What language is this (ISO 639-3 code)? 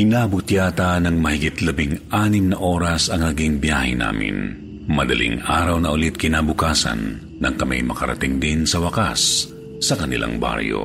fil